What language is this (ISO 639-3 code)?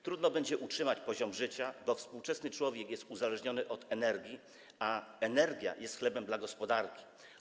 pol